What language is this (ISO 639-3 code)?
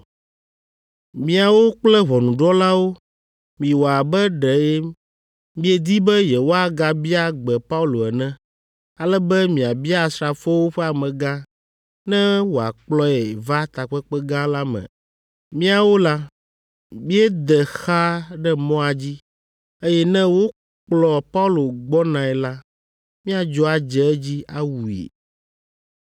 ewe